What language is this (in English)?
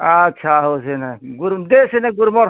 Odia